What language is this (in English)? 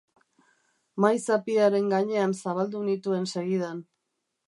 Basque